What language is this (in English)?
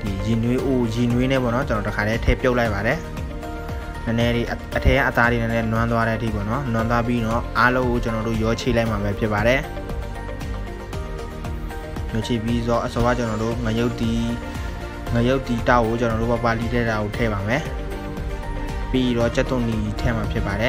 Thai